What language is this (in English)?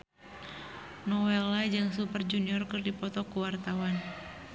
Sundanese